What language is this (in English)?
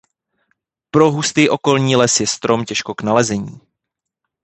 Czech